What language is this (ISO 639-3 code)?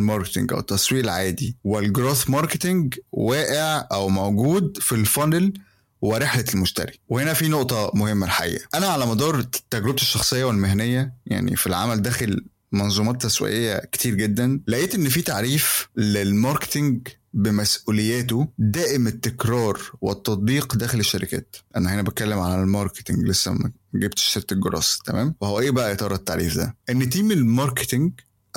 ara